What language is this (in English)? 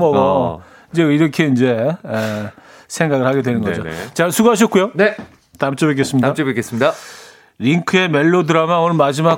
Korean